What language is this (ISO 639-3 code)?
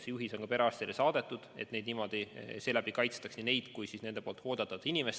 est